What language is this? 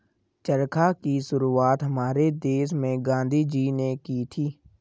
Hindi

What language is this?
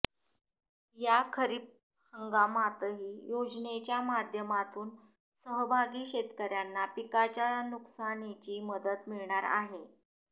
Marathi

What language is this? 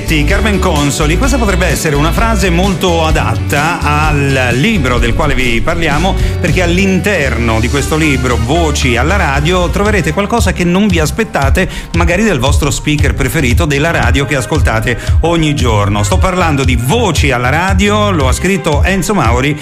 Italian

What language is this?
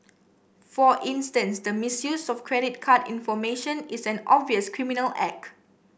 English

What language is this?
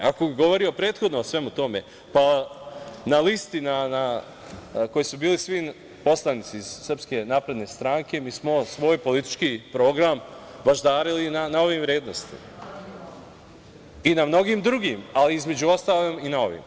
Serbian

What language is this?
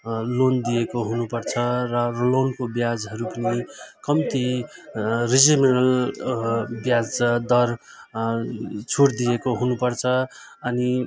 Nepali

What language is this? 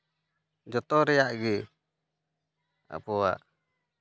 Santali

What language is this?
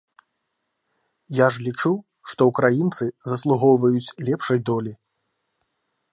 Belarusian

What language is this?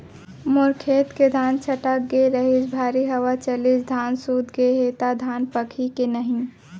Chhattisgarhi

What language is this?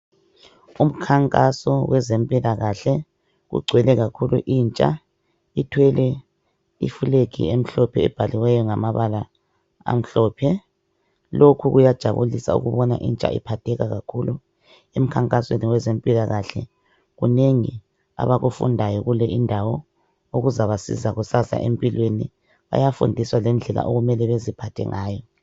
North Ndebele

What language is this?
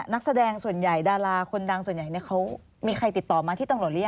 Thai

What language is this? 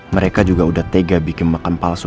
Indonesian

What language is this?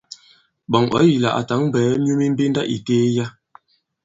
Bankon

